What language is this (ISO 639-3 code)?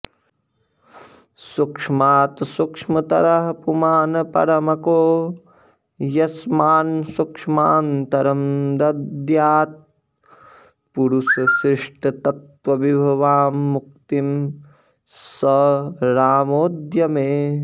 san